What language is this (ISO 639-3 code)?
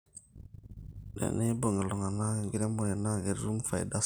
mas